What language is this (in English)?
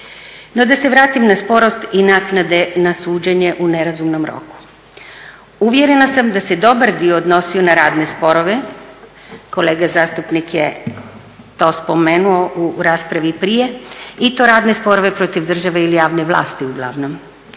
Croatian